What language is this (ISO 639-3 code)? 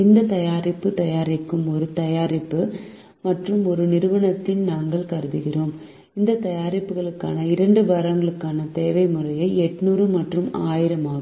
tam